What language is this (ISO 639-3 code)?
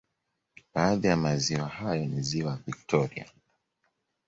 swa